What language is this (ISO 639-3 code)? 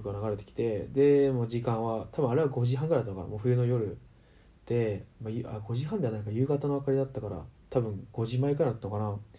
jpn